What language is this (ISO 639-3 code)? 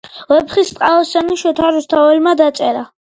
kat